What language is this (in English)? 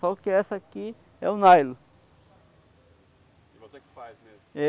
Portuguese